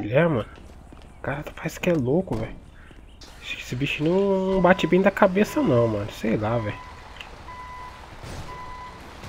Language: Portuguese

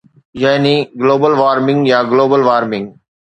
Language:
Sindhi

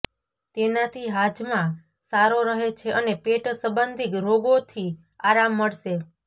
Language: Gujarati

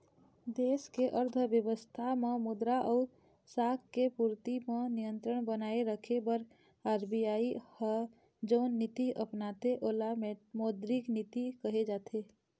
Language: Chhattisgarhi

